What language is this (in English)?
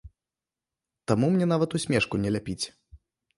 Belarusian